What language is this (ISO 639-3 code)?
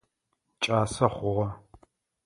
ady